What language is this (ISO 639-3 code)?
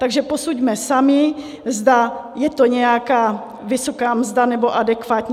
ces